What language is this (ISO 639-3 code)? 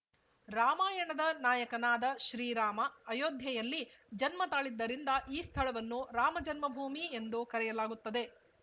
kan